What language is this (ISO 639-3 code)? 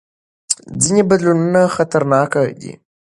pus